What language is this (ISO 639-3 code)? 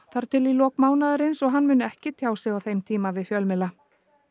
isl